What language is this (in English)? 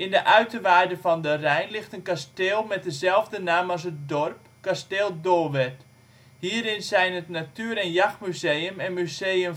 Dutch